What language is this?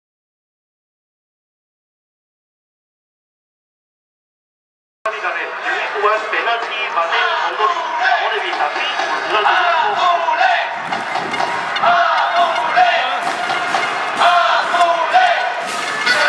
Thai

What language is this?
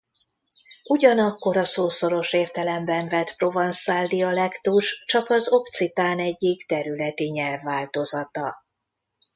Hungarian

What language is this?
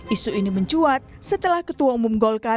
Indonesian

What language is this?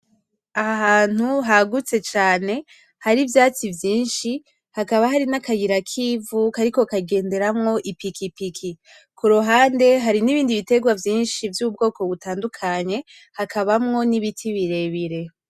Rundi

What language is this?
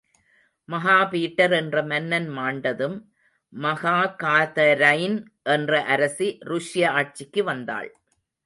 Tamil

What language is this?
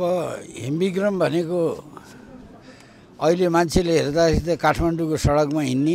Indonesian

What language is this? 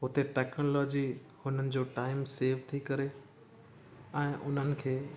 Sindhi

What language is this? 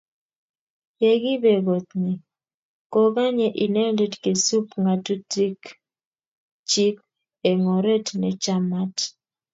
Kalenjin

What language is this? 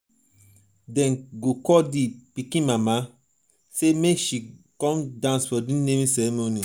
Nigerian Pidgin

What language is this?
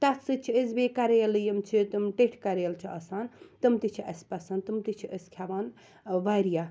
Kashmiri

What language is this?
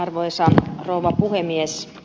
Finnish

